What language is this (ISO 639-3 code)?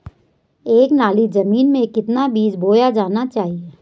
hin